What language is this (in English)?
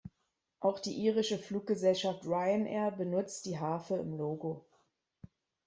German